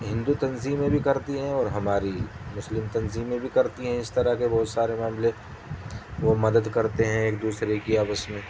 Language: Urdu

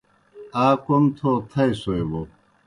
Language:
Kohistani Shina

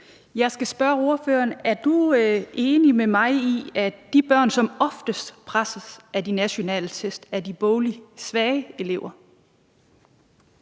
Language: Danish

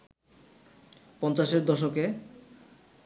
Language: Bangla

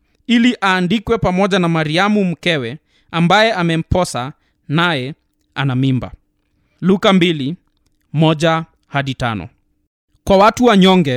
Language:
Swahili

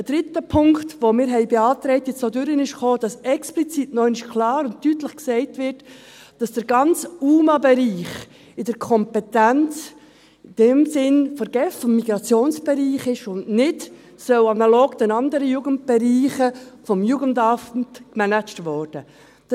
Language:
Swiss German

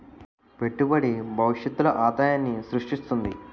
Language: Telugu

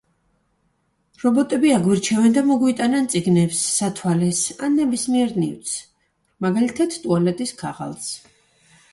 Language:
Georgian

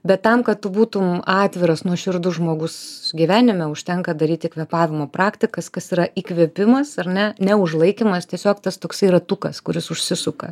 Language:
Lithuanian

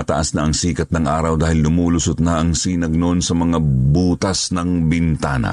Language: Filipino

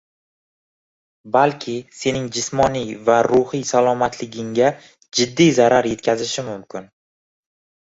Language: Uzbek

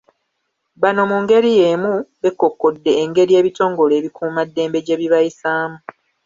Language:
Ganda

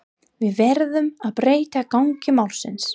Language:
Icelandic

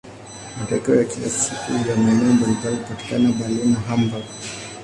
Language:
Swahili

